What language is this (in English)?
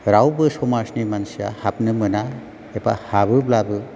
Bodo